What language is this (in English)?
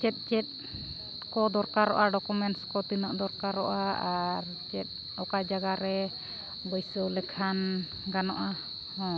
Santali